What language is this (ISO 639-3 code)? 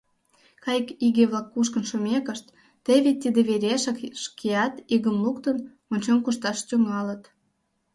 chm